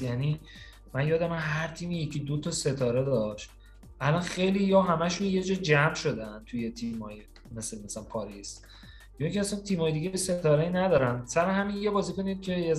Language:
Persian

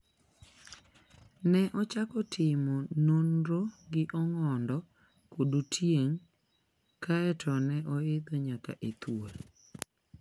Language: Luo (Kenya and Tanzania)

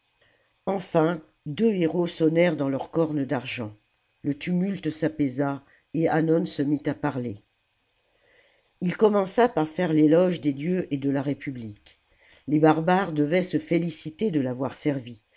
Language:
French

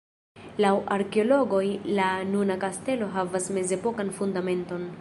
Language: Esperanto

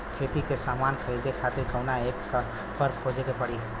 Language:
Bhojpuri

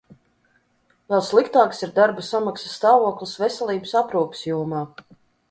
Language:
Latvian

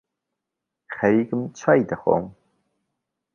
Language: Central Kurdish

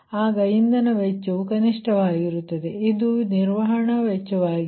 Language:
Kannada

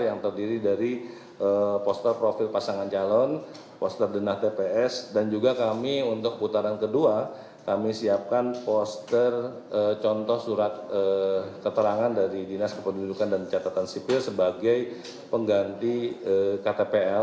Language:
Indonesian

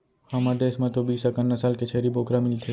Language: Chhattisgarhi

